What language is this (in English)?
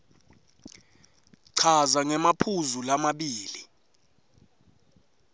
Swati